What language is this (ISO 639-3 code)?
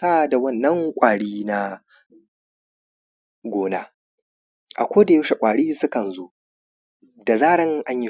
hau